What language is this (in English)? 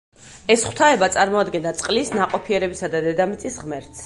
Georgian